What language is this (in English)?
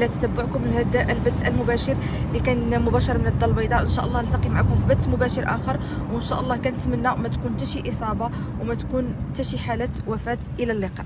Arabic